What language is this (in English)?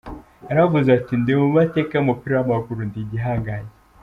Kinyarwanda